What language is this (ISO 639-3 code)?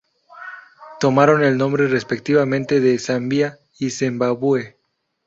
spa